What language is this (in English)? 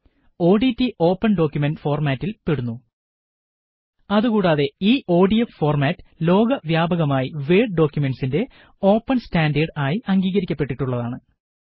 Malayalam